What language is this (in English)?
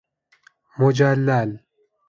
Persian